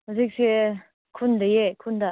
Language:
Manipuri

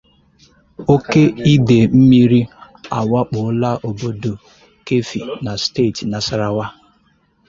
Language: Igbo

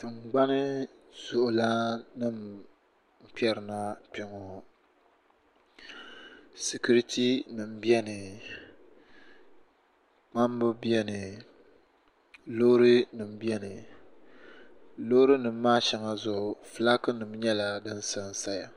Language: Dagbani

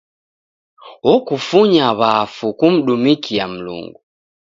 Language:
Taita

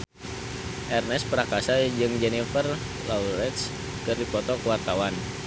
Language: Sundanese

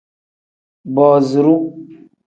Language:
Tem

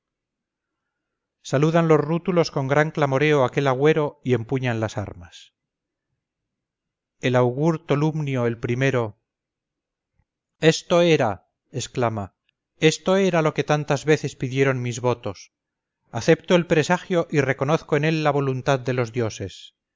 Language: Spanish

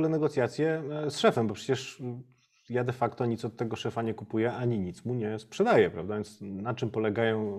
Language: Polish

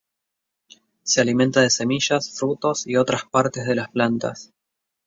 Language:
Spanish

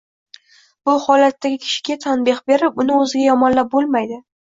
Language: Uzbek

